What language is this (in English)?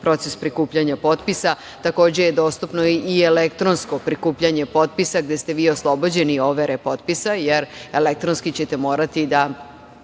Serbian